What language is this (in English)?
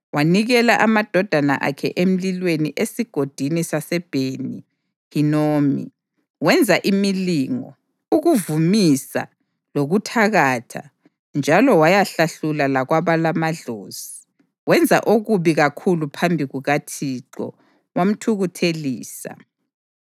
North Ndebele